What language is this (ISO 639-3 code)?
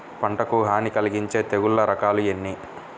tel